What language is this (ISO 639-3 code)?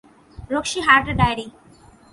ben